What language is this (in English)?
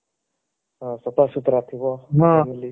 Odia